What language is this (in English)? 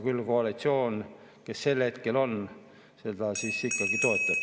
Estonian